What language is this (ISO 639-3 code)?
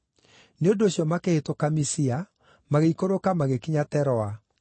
kik